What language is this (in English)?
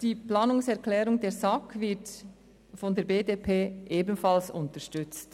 Swiss German